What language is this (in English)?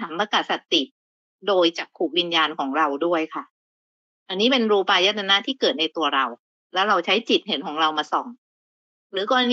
Thai